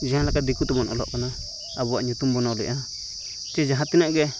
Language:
Santali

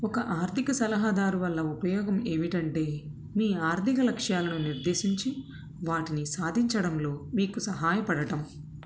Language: Telugu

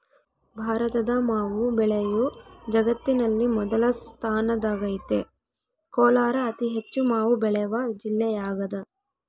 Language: Kannada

